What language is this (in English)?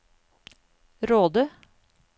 Norwegian